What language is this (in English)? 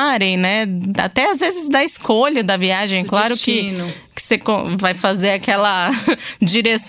Portuguese